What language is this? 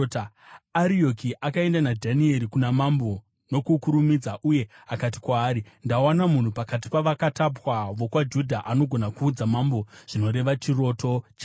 Shona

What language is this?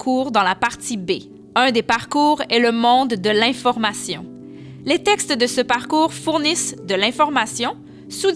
French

